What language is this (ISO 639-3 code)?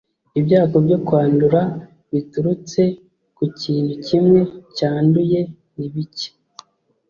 kin